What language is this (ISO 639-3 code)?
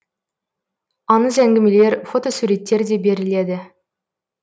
kaz